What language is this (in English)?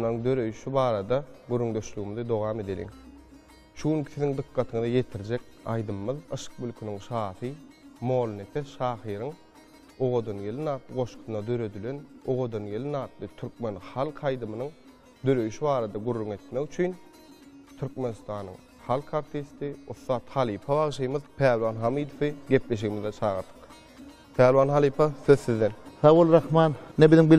Turkish